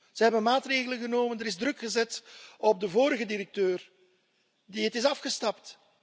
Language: Dutch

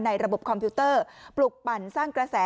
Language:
Thai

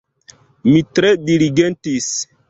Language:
Esperanto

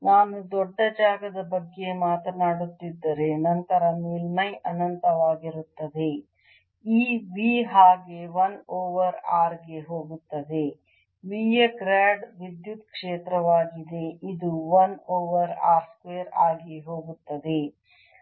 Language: Kannada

